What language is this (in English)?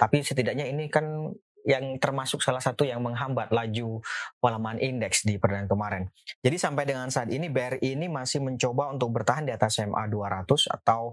Indonesian